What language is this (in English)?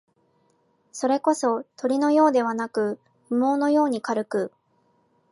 Japanese